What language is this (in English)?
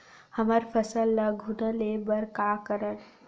Chhattisgarhi